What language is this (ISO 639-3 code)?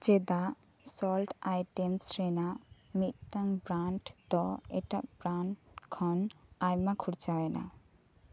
sat